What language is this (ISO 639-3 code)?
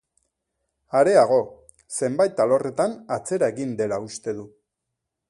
eus